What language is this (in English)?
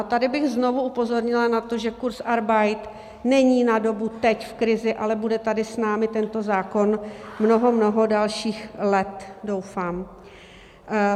Czech